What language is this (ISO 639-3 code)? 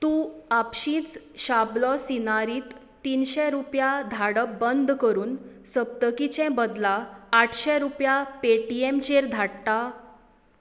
kok